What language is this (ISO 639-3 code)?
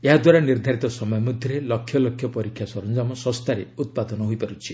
ori